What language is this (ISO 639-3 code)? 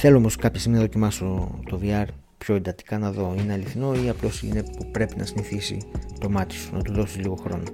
ell